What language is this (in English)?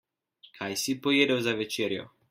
Slovenian